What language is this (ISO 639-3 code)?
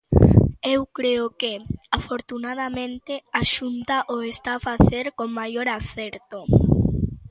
glg